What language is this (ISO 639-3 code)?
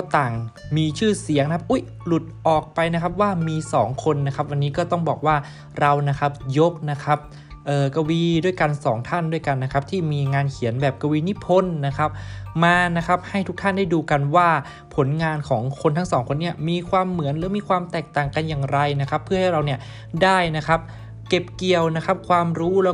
tha